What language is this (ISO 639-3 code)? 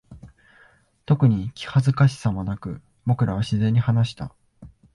jpn